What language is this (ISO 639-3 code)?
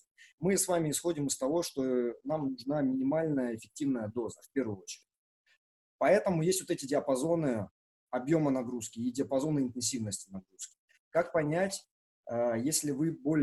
rus